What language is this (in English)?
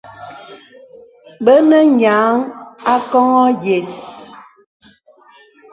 Bebele